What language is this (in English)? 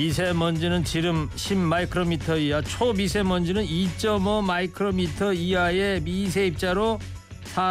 Korean